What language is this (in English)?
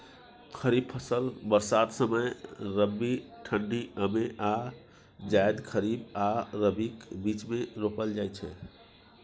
Maithili